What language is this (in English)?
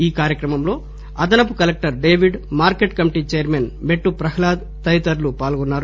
Telugu